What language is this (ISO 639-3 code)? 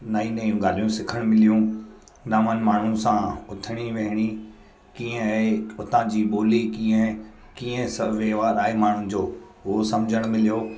snd